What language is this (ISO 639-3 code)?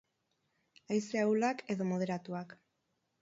eus